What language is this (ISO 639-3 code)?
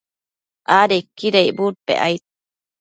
mcf